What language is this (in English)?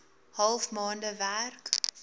Afrikaans